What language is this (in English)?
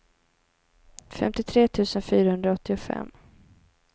Swedish